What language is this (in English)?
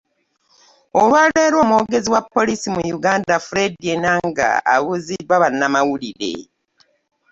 Ganda